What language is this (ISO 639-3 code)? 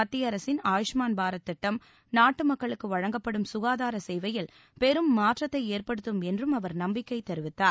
tam